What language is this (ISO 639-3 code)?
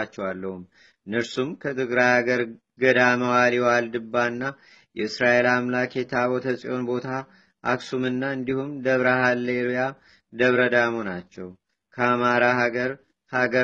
amh